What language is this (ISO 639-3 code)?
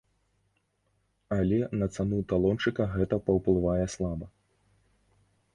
bel